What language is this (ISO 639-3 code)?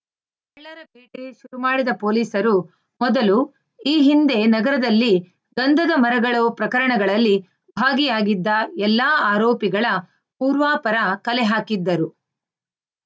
kan